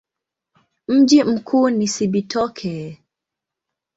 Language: Swahili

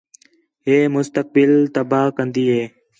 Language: Khetrani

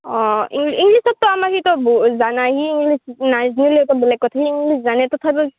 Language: Assamese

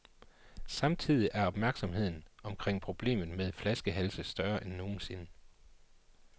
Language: Danish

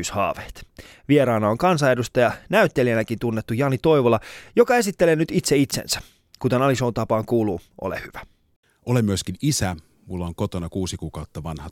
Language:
Finnish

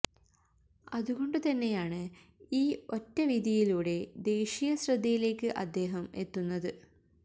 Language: Malayalam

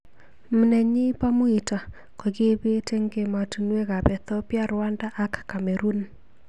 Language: Kalenjin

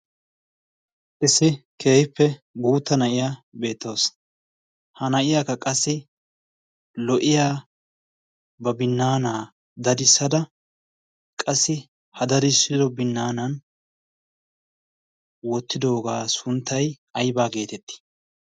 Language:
Wolaytta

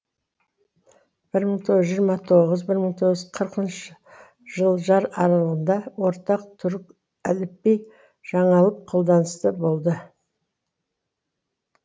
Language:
Kazakh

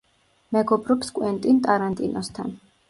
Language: Georgian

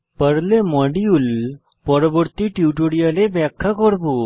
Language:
Bangla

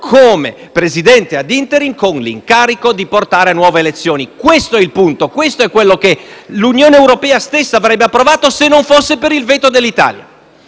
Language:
Italian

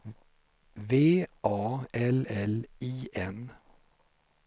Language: Swedish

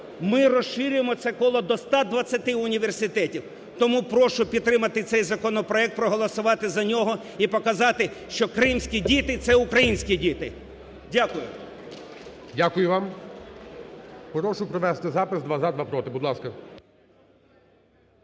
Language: Ukrainian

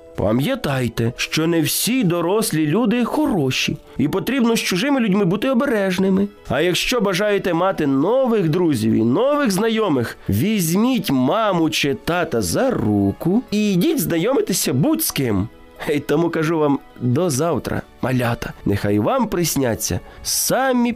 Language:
Ukrainian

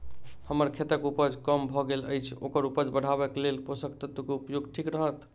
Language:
Maithili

